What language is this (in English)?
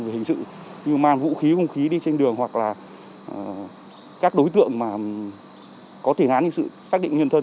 Vietnamese